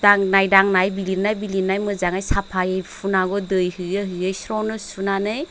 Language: Bodo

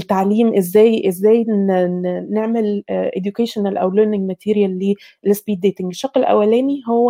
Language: Arabic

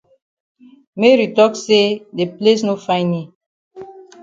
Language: Cameroon Pidgin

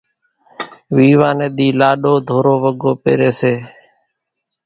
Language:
Kachi Koli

